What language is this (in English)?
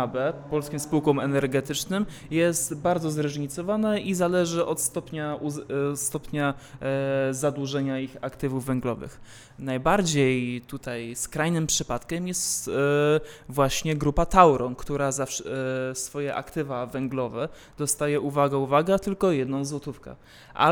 Polish